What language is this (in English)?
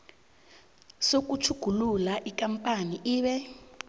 South Ndebele